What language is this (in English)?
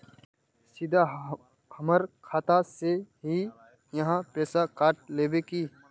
Magahi